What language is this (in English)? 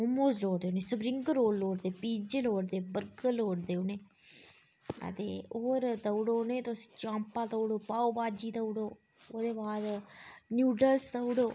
Dogri